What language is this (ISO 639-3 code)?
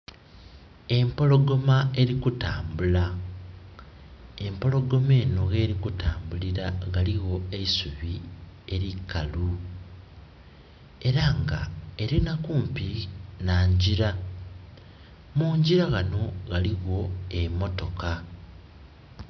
xog